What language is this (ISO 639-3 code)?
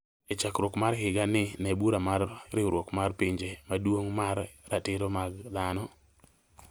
luo